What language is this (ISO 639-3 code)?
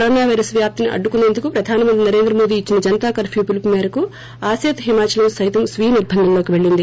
tel